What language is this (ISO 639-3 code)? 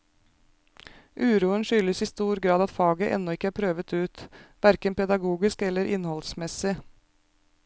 nor